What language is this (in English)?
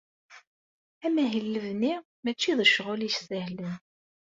Kabyle